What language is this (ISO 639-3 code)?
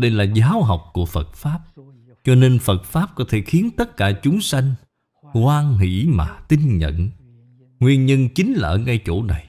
vie